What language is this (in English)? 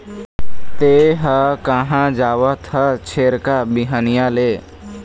Chhattisgarhi